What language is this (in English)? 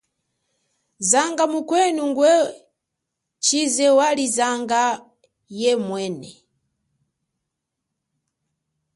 Chokwe